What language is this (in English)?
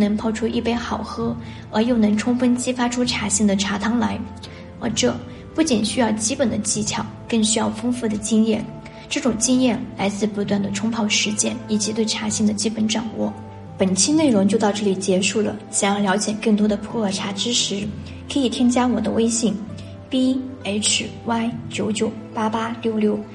Chinese